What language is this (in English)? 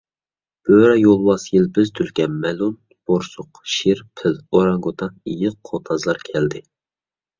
Uyghur